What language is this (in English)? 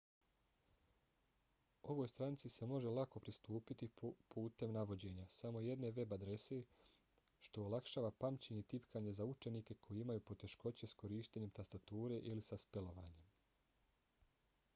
Bosnian